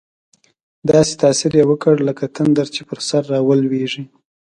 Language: Pashto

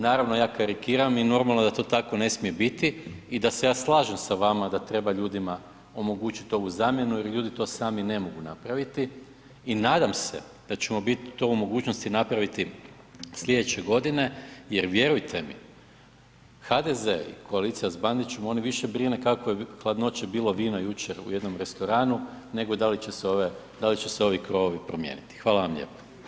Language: Croatian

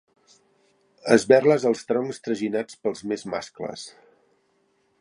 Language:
Catalan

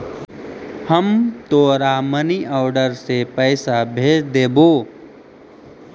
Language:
Magahi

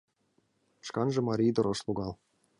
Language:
Mari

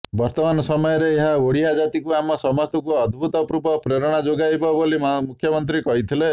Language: Odia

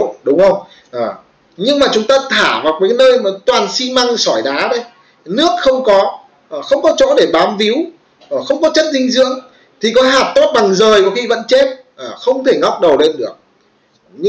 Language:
Vietnamese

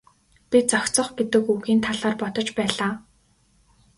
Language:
Mongolian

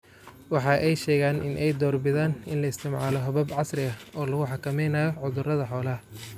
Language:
Somali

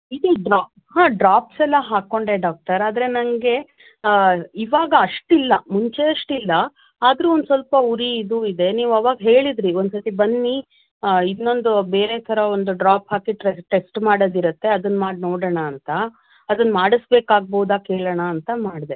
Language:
Kannada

